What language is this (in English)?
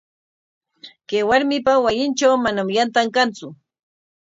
Corongo Ancash Quechua